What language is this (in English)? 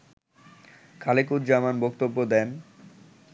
Bangla